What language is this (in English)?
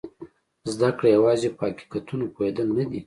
Pashto